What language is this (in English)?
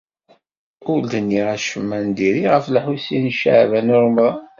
Kabyle